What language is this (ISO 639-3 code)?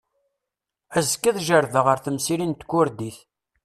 kab